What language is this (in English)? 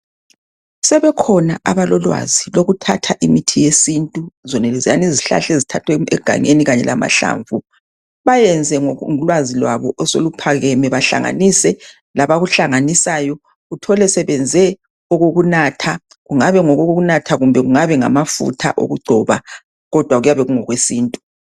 North Ndebele